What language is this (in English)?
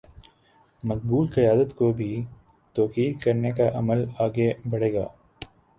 Urdu